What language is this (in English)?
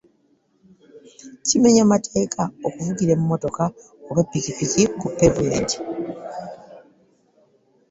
Ganda